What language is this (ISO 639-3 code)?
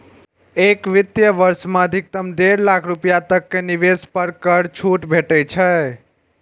mai